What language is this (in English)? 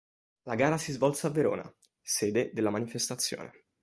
Italian